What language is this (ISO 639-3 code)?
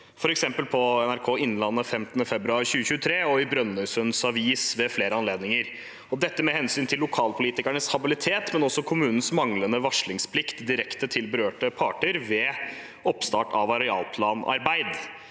nor